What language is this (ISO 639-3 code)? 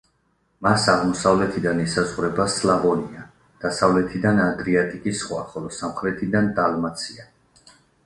kat